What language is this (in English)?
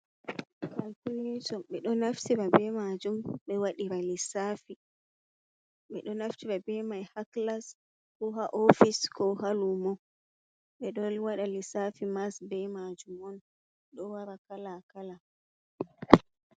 Fula